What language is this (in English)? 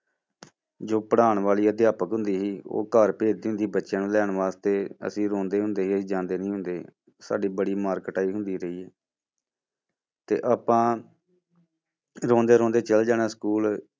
Punjabi